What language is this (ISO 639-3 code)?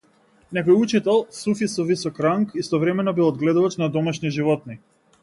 mkd